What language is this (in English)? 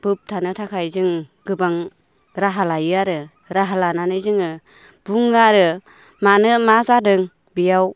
Bodo